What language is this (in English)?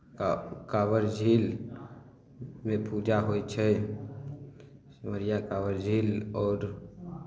Maithili